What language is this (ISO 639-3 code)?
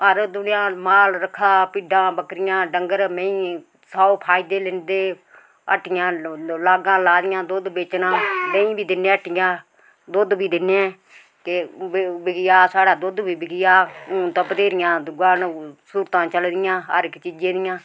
doi